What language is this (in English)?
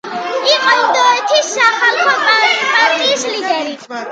Georgian